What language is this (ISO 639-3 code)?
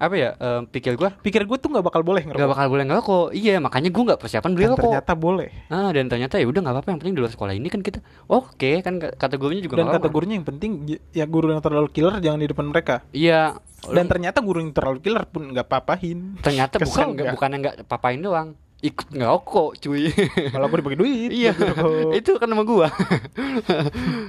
ind